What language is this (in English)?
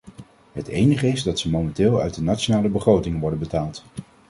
Dutch